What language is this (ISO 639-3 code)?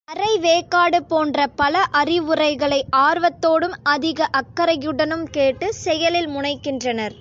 tam